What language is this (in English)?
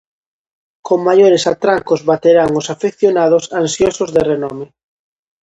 Galician